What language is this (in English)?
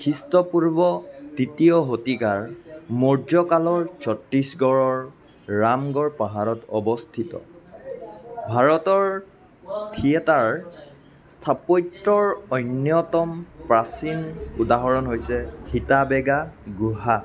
Assamese